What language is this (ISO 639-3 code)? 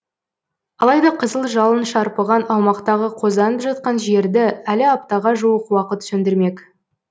kaz